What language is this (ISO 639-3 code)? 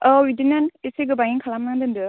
brx